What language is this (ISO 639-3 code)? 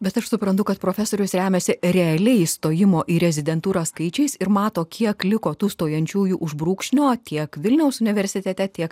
lit